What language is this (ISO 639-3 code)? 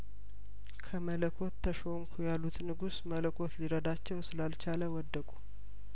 amh